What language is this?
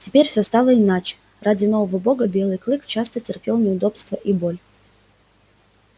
Russian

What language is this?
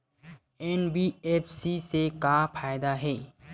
Chhattisgarhi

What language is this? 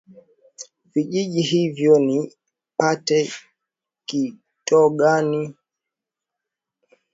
Swahili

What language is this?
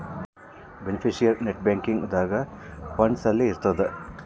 Kannada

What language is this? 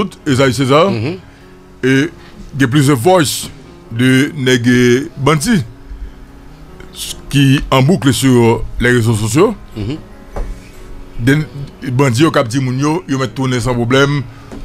French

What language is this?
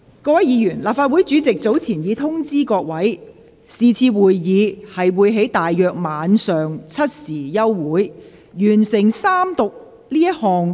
Cantonese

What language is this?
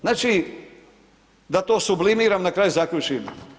Croatian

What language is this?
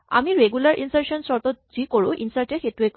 Assamese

